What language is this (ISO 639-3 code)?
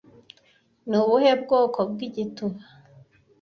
kin